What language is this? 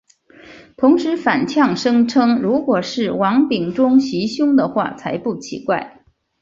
Chinese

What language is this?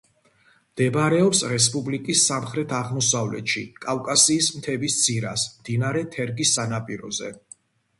Georgian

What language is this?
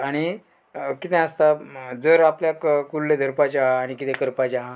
Konkani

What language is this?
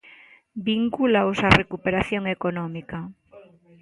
Galician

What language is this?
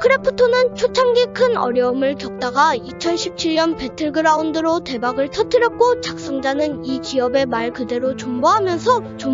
Korean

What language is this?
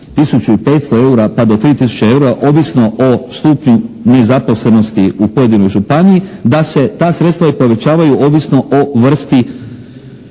Croatian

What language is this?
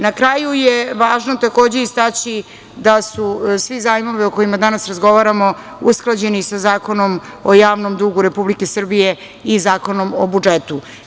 Serbian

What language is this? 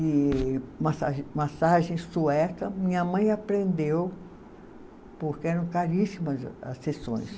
Portuguese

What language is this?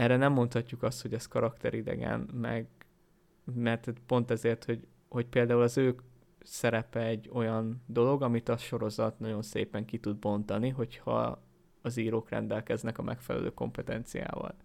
Hungarian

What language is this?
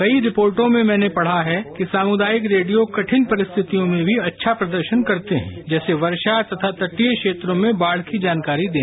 Hindi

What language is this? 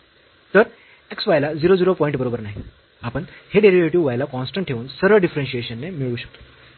Marathi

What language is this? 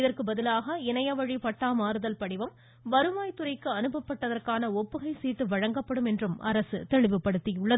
Tamil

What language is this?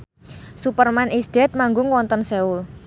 Javanese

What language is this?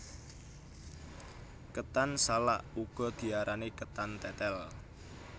Javanese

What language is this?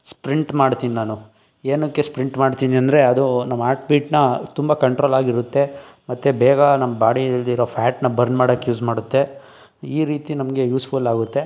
Kannada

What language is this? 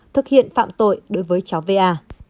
Vietnamese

